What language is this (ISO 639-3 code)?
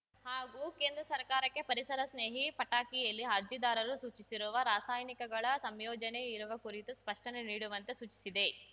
kan